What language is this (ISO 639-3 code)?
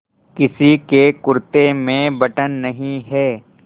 hin